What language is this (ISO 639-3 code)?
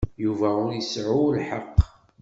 kab